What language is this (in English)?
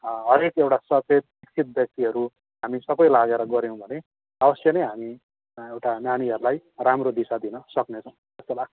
Nepali